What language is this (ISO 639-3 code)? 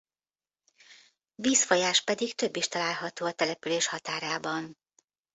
hun